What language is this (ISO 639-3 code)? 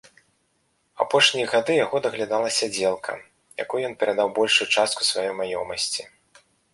bel